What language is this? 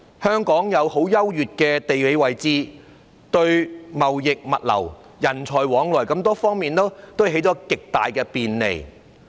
Cantonese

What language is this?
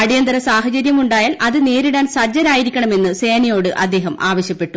Malayalam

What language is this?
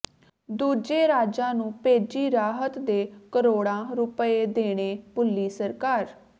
Punjabi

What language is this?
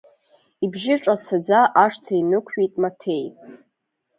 Abkhazian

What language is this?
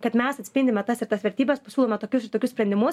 Lithuanian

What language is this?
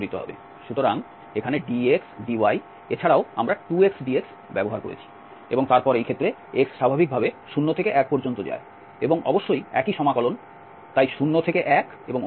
Bangla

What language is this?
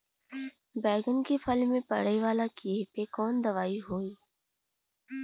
Bhojpuri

